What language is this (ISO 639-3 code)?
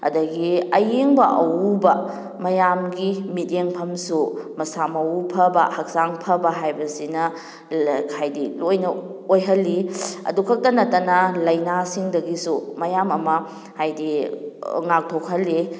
mni